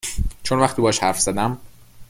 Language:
Persian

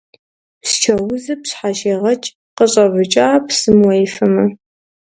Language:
Kabardian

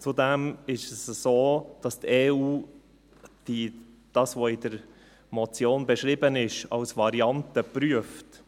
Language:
Swiss German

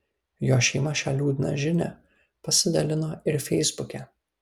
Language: Lithuanian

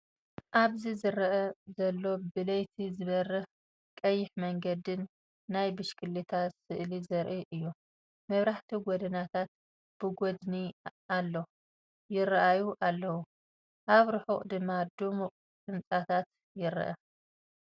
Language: Tigrinya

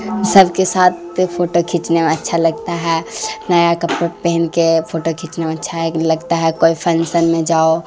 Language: Urdu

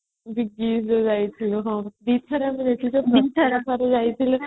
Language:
Odia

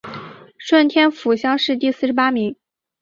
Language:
Chinese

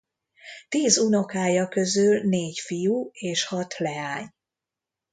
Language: Hungarian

